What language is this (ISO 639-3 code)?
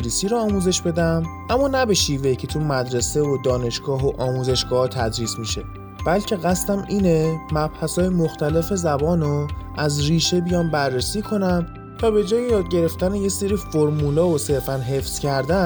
fas